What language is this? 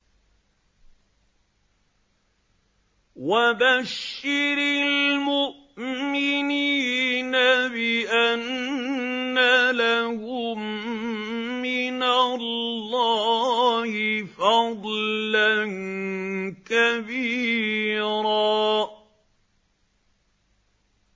Arabic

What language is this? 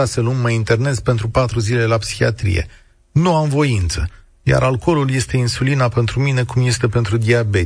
Romanian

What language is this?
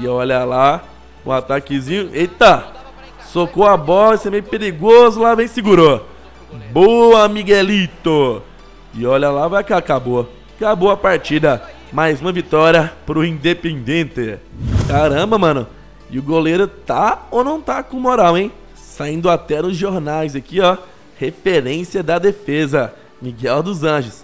Portuguese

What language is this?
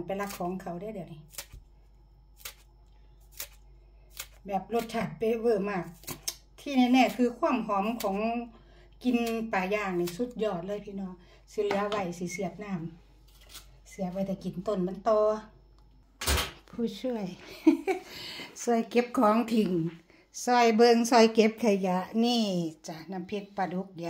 Thai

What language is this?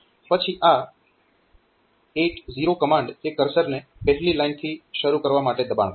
Gujarati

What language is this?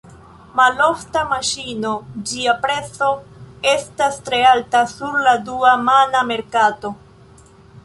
Esperanto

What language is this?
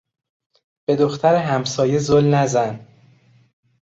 Persian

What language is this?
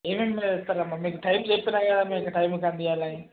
Telugu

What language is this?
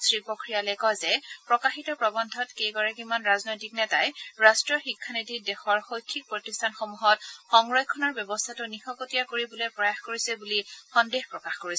Assamese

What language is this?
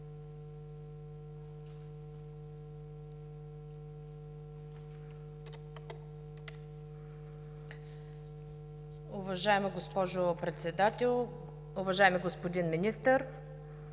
Bulgarian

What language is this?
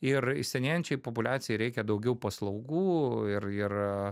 Lithuanian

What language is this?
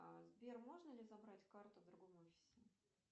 Russian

